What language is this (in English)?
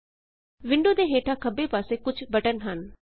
Punjabi